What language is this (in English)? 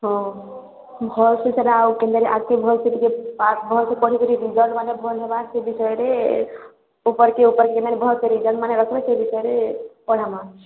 Odia